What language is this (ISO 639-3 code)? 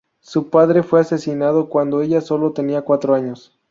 spa